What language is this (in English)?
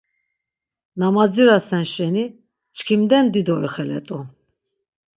Laz